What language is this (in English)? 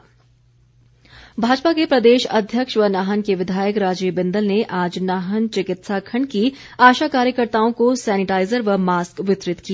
Hindi